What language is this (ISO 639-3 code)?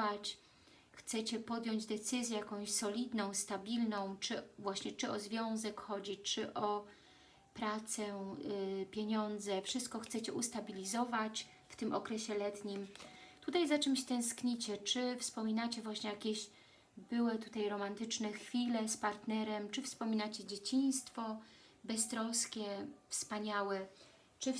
pol